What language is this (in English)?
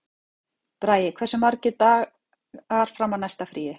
Icelandic